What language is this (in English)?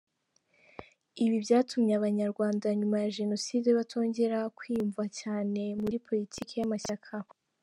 Kinyarwanda